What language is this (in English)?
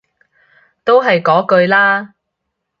Cantonese